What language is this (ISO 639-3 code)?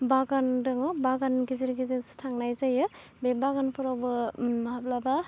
brx